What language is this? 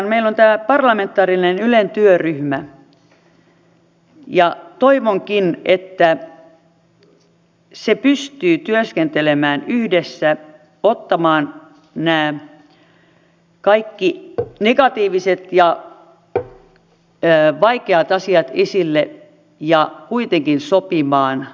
Finnish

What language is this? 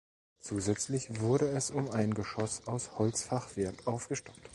German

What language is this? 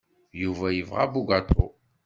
Kabyle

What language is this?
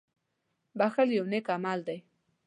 Pashto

